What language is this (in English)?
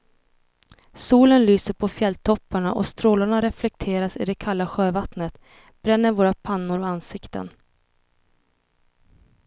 Swedish